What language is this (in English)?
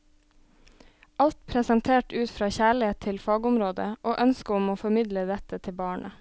Norwegian